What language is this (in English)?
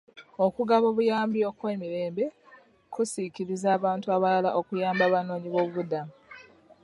Ganda